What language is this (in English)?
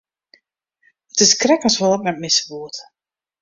Western Frisian